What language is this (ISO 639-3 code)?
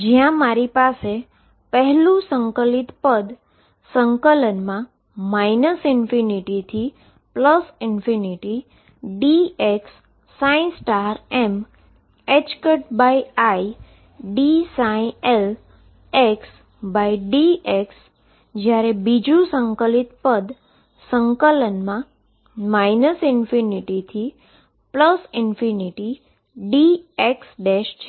guj